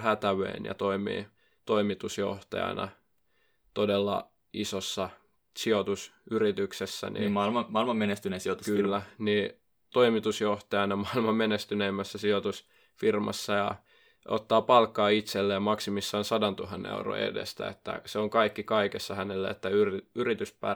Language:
Finnish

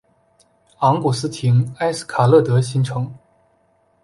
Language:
Chinese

